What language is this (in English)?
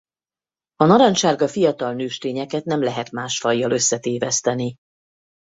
Hungarian